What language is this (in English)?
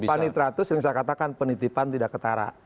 Indonesian